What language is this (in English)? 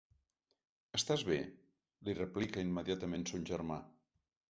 Catalan